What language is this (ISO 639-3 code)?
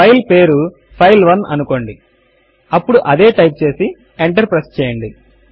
tel